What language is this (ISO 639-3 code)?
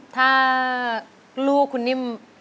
tha